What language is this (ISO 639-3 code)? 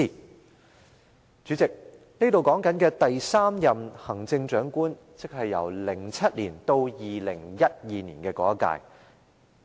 yue